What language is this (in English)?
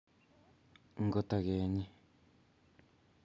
Kalenjin